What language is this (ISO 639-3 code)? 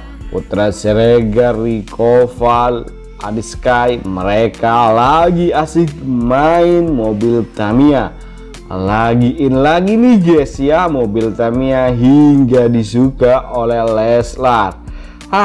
ind